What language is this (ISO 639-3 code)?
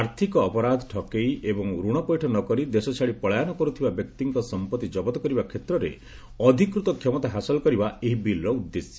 ori